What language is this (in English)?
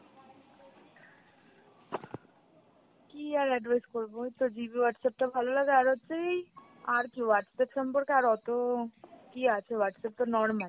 Bangla